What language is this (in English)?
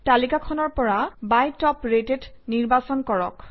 Assamese